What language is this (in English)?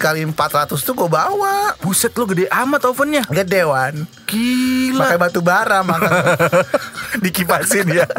Indonesian